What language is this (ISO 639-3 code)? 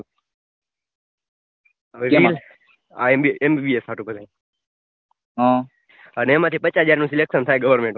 guj